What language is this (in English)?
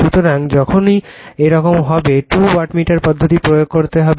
Bangla